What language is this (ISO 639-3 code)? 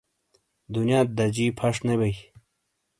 scl